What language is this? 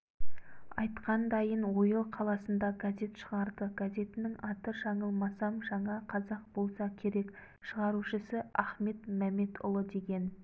Kazakh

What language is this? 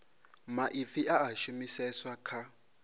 Venda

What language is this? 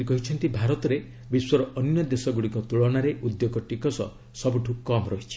Odia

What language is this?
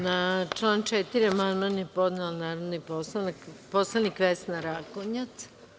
Serbian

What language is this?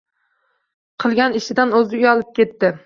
Uzbek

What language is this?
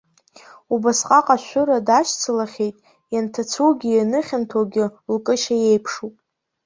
Abkhazian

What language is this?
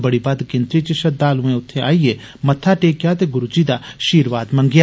Dogri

